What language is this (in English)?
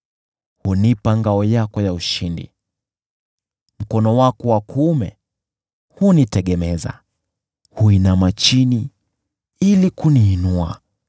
Swahili